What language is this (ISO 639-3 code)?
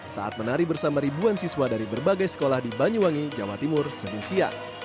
ind